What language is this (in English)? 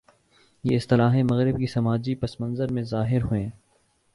Urdu